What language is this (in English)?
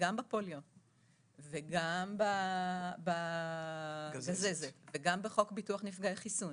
Hebrew